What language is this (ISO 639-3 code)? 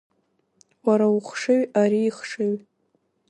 abk